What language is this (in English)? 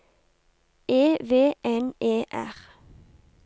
Norwegian